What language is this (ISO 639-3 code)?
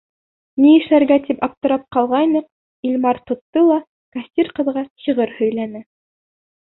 bak